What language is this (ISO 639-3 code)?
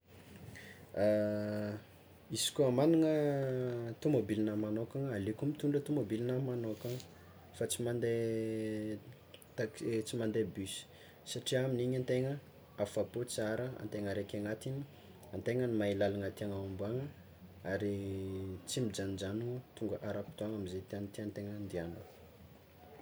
xmw